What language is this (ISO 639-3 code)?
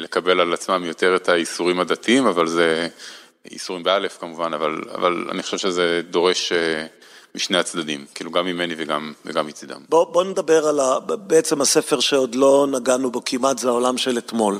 heb